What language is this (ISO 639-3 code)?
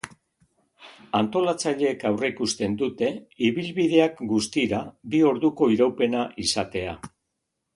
eus